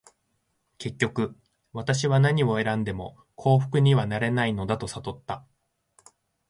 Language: Japanese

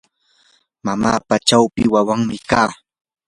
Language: Yanahuanca Pasco Quechua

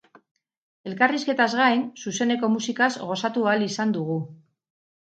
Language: Basque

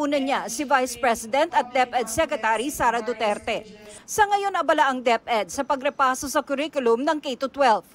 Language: Filipino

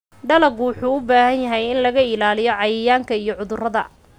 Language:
Somali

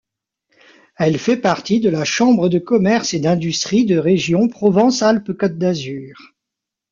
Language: French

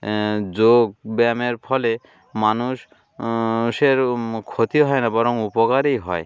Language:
Bangla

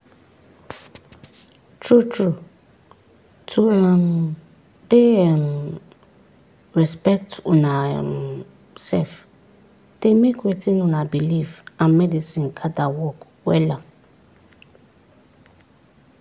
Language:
Nigerian Pidgin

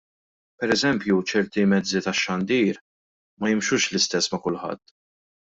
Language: Maltese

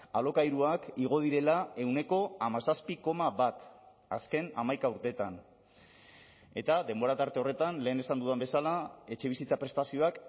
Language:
Basque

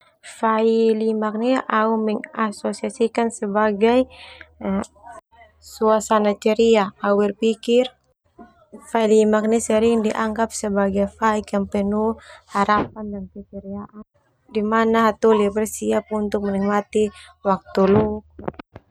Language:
Termanu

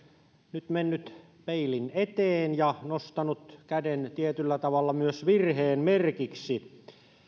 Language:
Finnish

